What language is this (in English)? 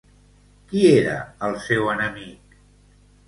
Catalan